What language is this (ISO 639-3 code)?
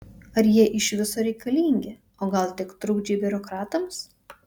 lit